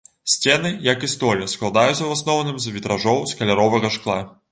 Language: Belarusian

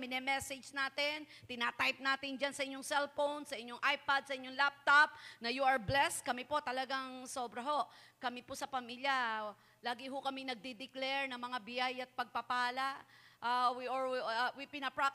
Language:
Filipino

